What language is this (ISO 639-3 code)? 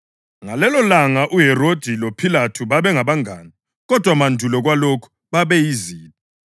nde